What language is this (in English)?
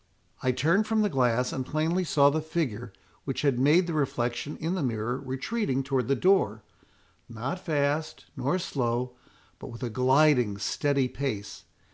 English